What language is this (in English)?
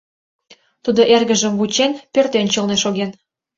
Mari